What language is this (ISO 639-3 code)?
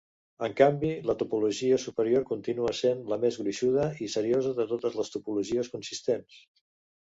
cat